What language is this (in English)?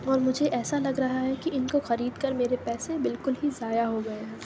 Urdu